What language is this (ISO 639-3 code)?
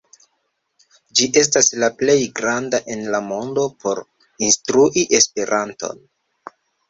epo